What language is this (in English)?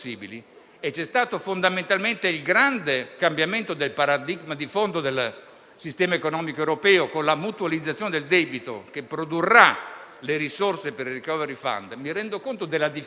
Italian